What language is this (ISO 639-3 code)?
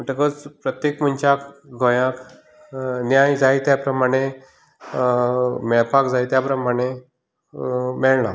kok